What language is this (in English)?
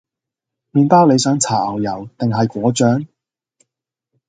Cantonese